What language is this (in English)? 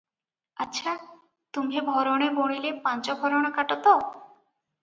Odia